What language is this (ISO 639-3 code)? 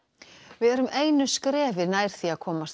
isl